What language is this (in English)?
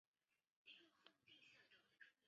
Chinese